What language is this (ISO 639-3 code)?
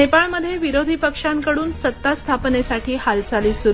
mar